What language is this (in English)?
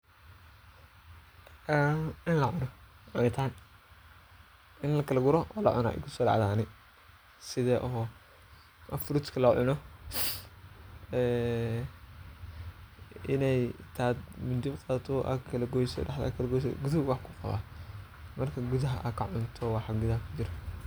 Somali